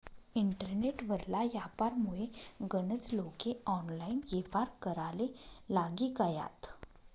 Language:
Marathi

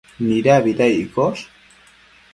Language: Matsés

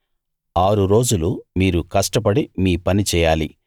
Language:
Telugu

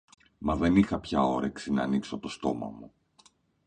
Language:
Greek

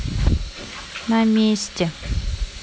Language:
Russian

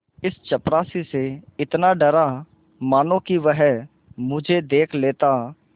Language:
Hindi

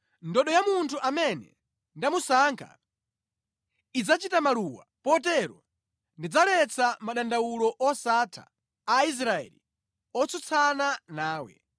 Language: Nyanja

